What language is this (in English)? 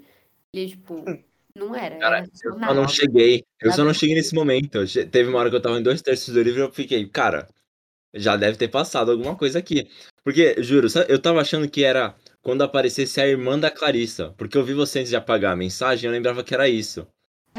Portuguese